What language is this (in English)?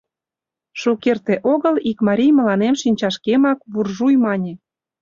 Mari